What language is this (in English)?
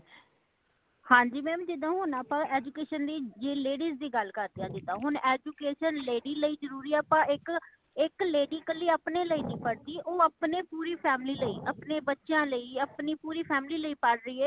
Punjabi